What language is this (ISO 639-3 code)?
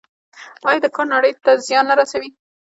pus